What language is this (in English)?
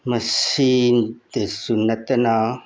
Manipuri